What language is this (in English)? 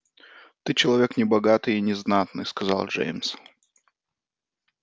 Russian